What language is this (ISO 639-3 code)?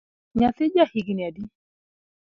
luo